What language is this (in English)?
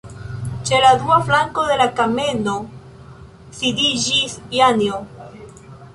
Esperanto